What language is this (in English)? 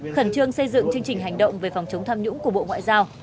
Vietnamese